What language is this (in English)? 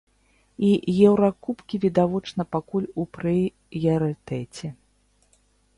Belarusian